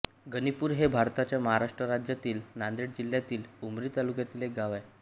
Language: Marathi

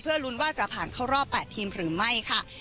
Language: Thai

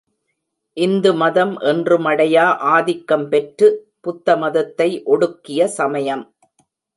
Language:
Tamil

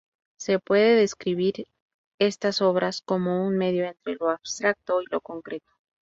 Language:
Spanish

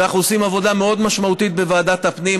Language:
Hebrew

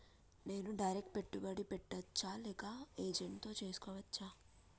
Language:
Telugu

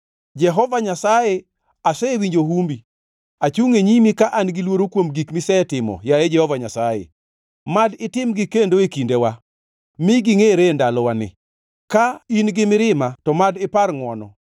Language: Luo (Kenya and Tanzania)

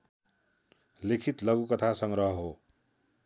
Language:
Nepali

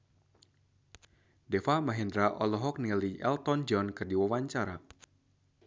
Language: Sundanese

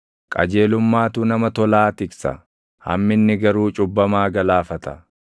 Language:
Oromo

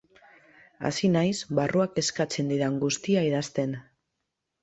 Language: Basque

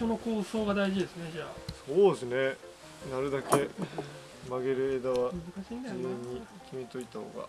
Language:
Japanese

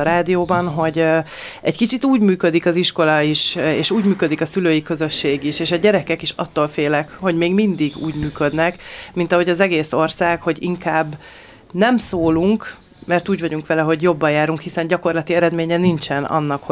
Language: Hungarian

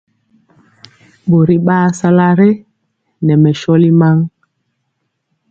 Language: Mpiemo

